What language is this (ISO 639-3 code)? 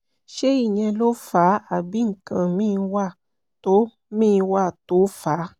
yor